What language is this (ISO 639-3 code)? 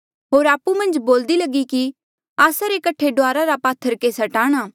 mjl